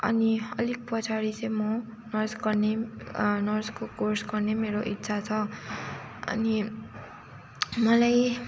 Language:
Nepali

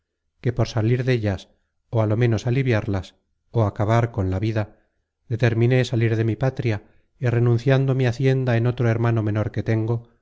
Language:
Spanish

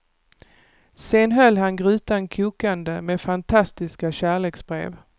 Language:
Swedish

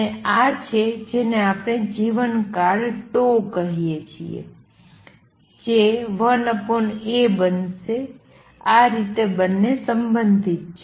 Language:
Gujarati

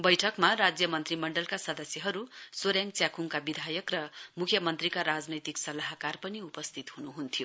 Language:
Nepali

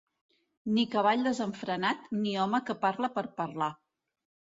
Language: Catalan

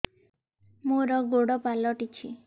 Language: Odia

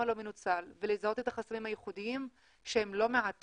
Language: Hebrew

